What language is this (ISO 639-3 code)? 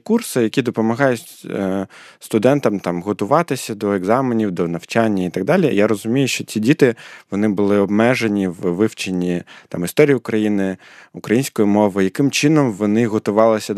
ukr